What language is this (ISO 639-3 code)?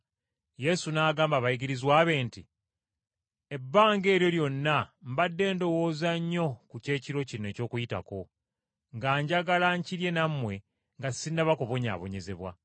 lug